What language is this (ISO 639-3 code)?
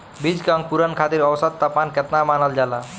bho